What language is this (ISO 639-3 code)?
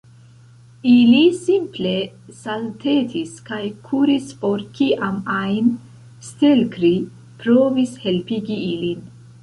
epo